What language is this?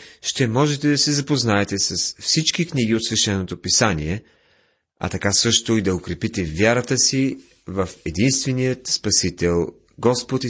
Bulgarian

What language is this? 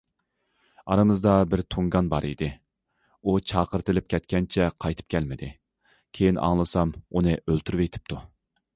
Uyghur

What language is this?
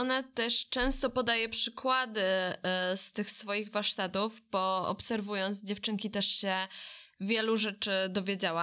Polish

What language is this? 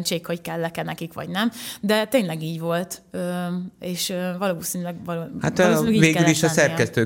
Hungarian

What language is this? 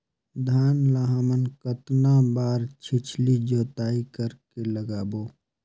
Chhattisgarhi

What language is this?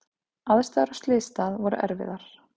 Icelandic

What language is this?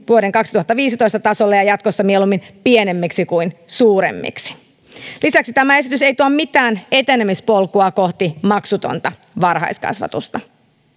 Finnish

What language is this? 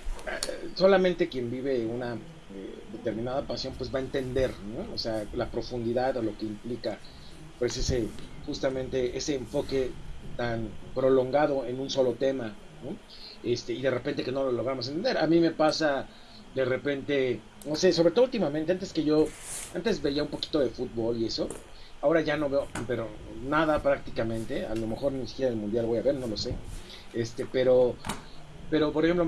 Spanish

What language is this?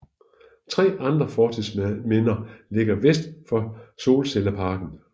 Danish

